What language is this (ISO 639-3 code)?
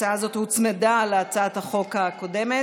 heb